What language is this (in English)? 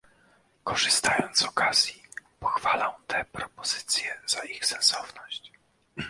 Polish